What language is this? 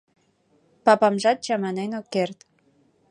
Mari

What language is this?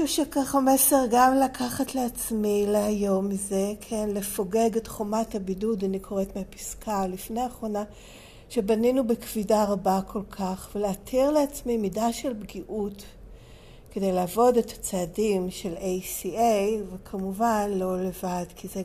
Hebrew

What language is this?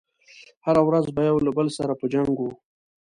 Pashto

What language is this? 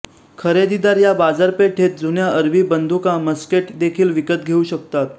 Marathi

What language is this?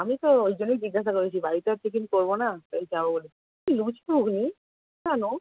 Bangla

